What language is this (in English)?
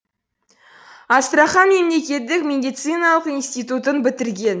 Kazakh